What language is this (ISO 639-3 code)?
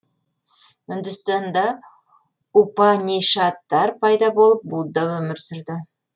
kaz